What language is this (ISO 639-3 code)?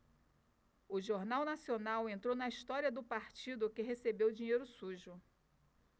por